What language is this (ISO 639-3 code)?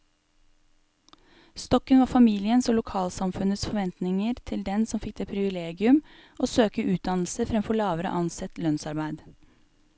nor